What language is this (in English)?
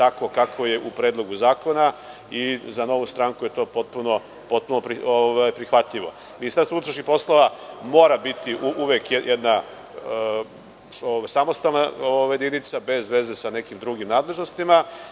Serbian